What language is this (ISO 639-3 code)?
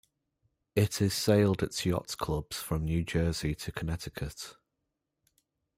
eng